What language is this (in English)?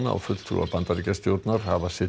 Icelandic